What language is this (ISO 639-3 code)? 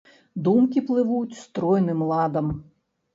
bel